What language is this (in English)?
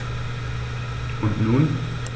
German